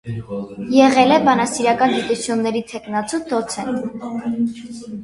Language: Armenian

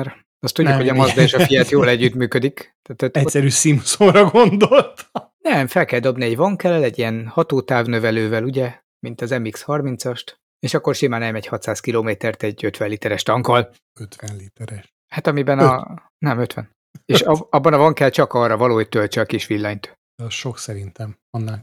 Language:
Hungarian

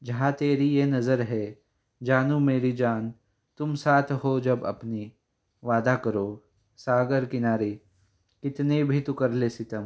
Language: Marathi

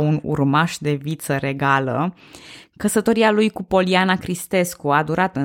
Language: Romanian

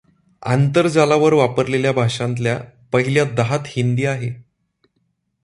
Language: Marathi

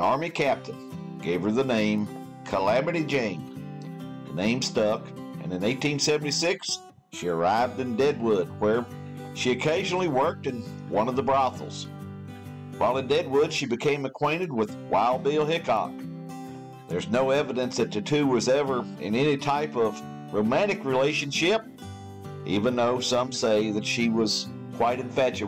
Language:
English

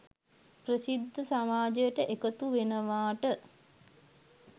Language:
Sinhala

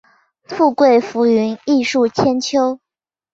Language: Chinese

